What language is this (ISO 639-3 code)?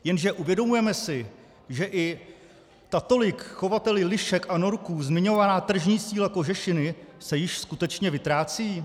ces